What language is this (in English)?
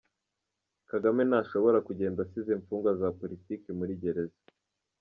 Kinyarwanda